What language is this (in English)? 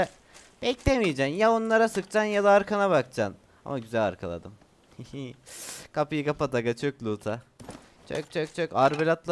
Turkish